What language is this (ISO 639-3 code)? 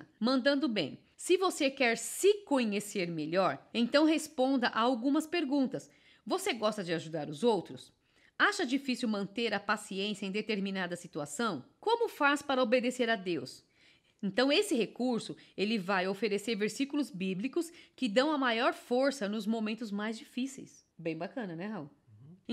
por